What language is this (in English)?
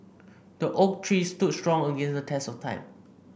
English